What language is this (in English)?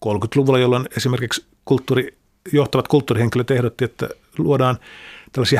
Finnish